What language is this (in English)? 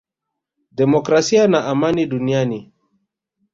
Swahili